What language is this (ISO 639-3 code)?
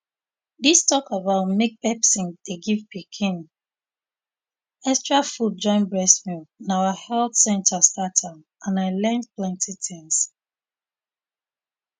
pcm